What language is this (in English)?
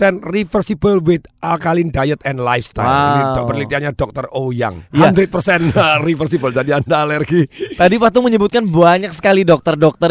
Indonesian